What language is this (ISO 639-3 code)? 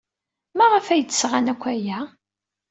kab